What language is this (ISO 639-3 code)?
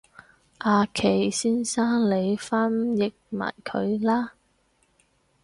yue